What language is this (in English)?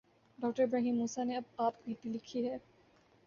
Urdu